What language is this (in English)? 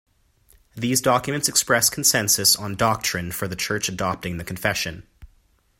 English